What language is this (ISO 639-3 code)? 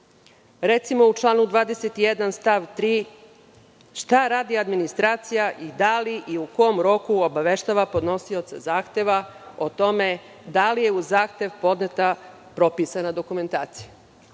srp